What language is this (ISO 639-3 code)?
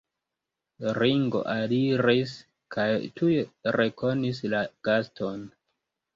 epo